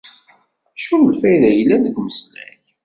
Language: Kabyle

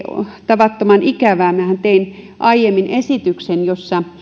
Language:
Finnish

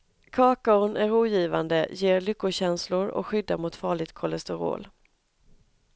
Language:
Swedish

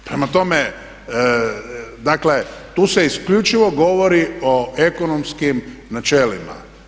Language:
Croatian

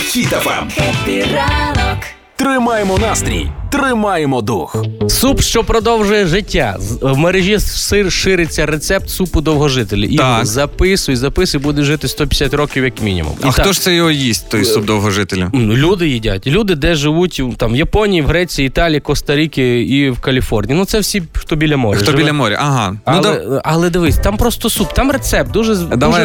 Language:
Ukrainian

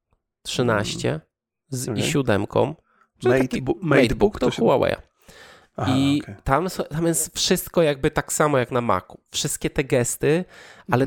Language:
Polish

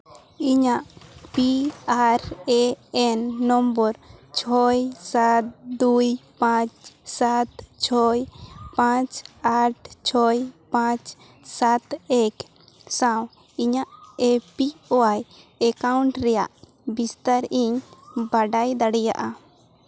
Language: Santali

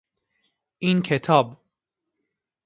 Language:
Persian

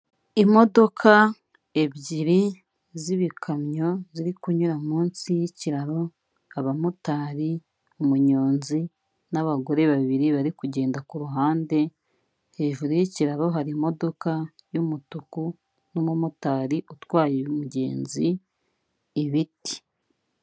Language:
Kinyarwanda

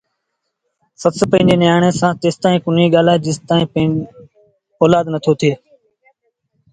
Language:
Sindhi Bhil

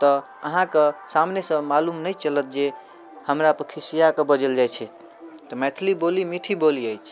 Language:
Maithili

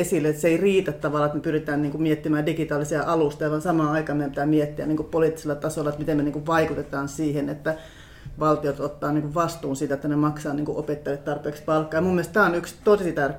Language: Finnish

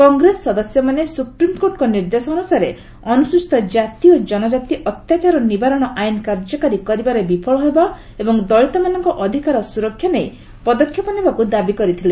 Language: Odia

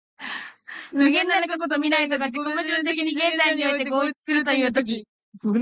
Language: Japanese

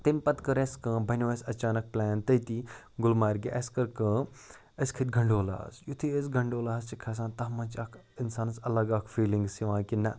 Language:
Kashmiri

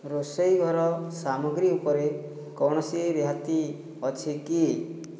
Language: Odia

